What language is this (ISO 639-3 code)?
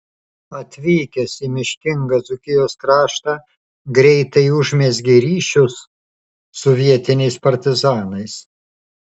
lit